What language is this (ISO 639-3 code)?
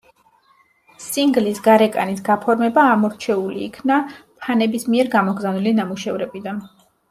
kat